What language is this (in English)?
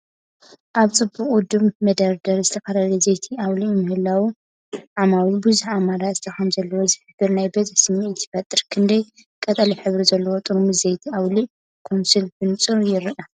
Tigrinya